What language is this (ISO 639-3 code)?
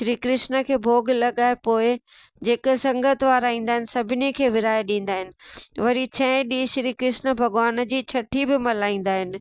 snd